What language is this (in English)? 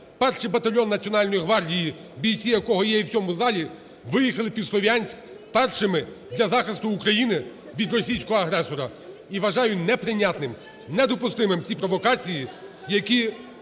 Ukrainian